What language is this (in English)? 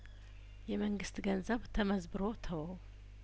Amharic